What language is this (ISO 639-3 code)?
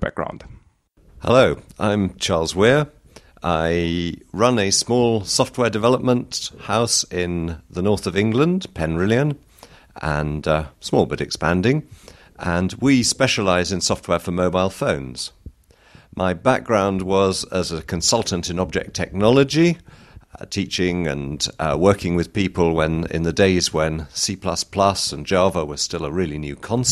eng